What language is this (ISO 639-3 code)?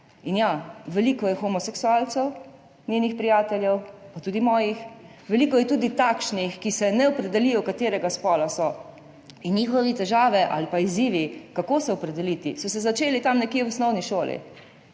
slv